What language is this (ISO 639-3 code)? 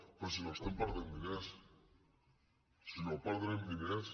cat